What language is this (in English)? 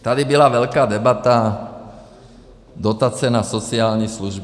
Czech